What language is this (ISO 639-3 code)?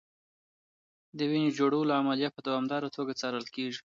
pus